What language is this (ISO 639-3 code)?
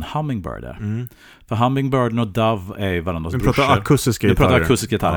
swe